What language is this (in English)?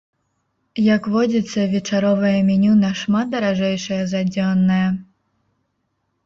Belarusian